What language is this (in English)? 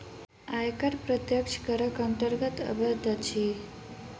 Maithili